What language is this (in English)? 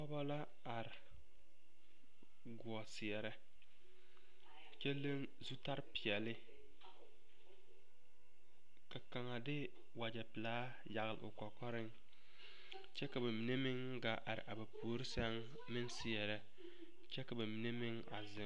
Southern Dagaare